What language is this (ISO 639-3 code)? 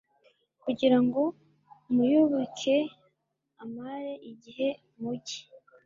kin